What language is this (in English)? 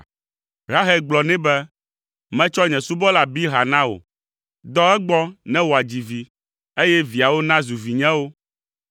Ewe